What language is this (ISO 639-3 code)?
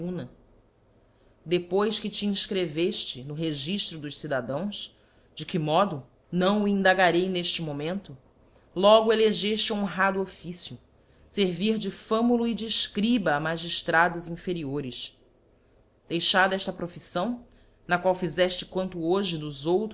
por